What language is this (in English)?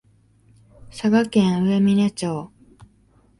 Japanese